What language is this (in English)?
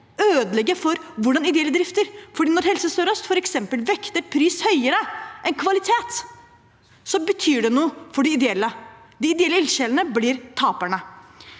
Norwegian